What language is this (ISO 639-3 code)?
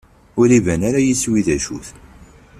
kab